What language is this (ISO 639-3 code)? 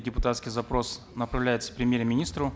kaz